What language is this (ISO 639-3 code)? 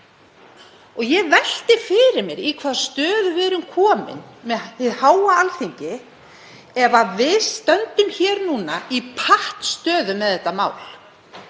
isl